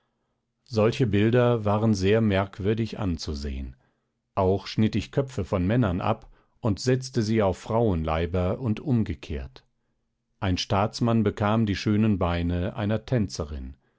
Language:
German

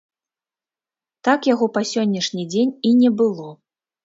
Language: Belarusian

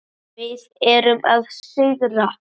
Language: Icelandic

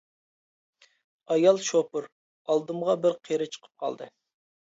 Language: Uyghur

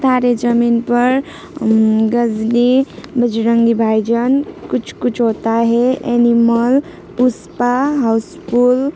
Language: Nepali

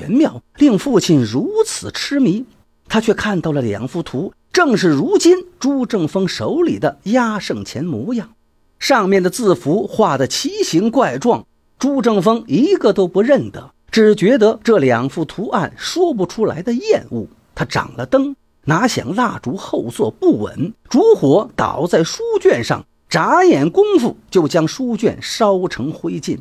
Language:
Chinese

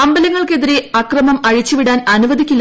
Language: Malayalam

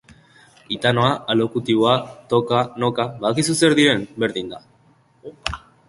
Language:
Basque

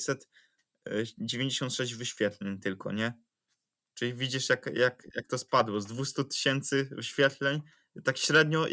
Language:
Polish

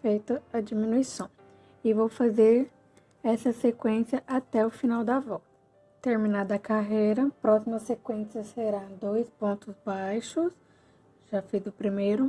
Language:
Portuguese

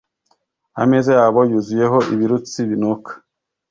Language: Kinyarwanda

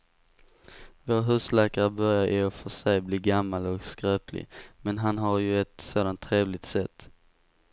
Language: Swedish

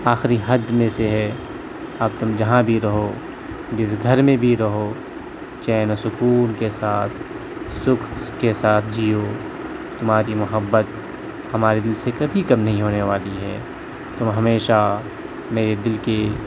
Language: Urdu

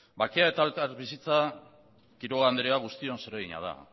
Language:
Basque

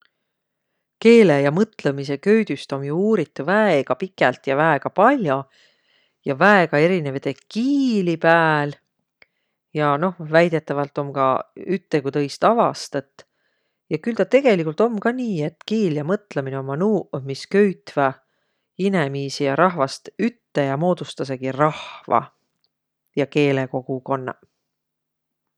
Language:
Võro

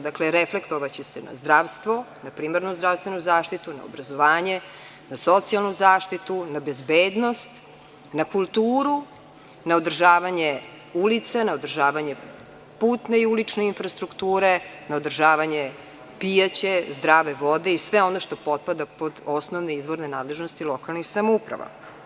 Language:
Serbian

